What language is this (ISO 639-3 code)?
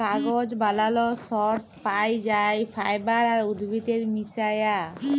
ben